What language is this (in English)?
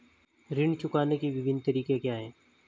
Hindi